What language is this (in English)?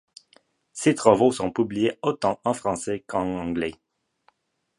French